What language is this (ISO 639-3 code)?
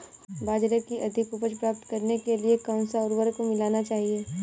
hin